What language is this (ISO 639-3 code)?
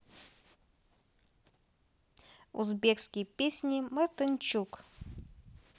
rus